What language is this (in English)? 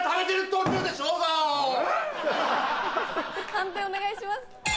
Japanese